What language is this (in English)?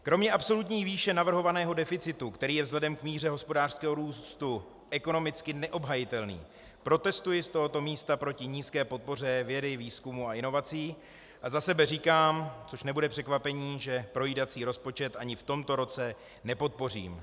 Czech